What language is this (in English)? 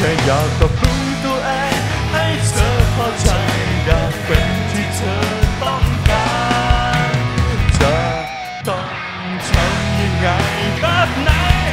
Thai